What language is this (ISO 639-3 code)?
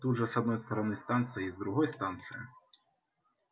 rus